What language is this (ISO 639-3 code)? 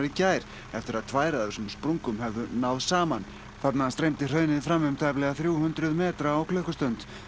isl